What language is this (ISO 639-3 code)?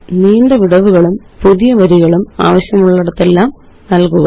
mal